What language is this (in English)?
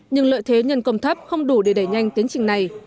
Vietnamese